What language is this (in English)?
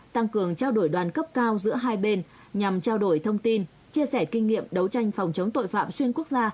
Vietnamese